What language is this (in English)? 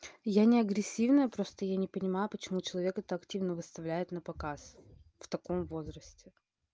Russian